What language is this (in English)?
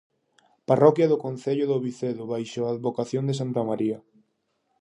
Galician